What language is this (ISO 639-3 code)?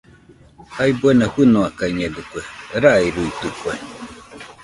hux